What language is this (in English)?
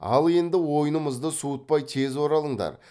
Kazakh